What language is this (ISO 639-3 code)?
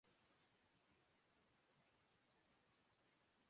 urd